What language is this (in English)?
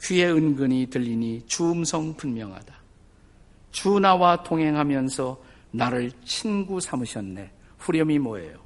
Korean